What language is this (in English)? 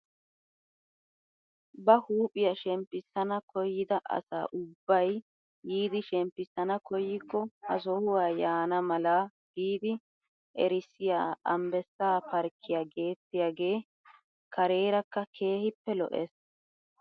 Wolaytta